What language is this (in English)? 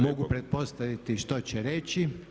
Croatian